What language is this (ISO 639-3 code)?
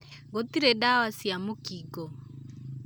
kik